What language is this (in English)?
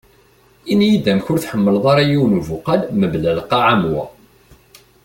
Kabyle